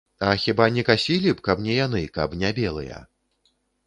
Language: Belarusian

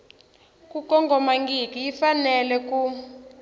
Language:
Tsonga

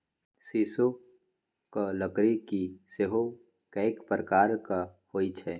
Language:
Maithili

